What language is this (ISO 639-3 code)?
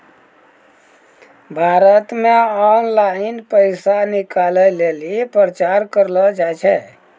mai